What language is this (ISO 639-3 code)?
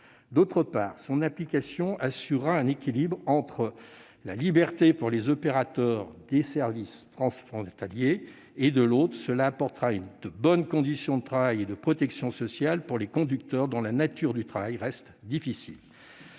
fra